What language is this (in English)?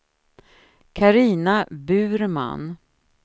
Swedish